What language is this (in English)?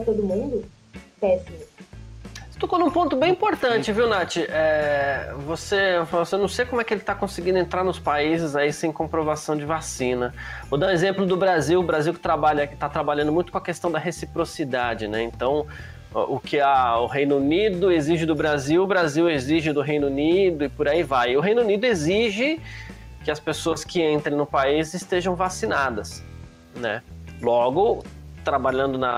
Portuguese